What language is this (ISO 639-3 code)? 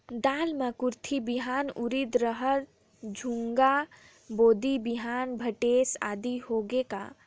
hne